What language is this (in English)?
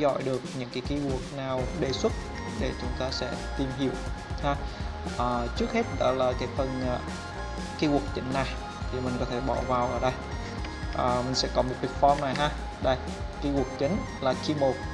Vietnamese